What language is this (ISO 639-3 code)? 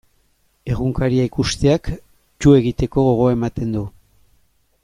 eus